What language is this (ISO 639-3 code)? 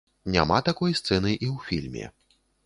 bel